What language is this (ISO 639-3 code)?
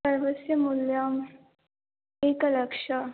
san